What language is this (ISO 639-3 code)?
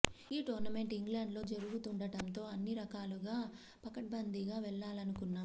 tel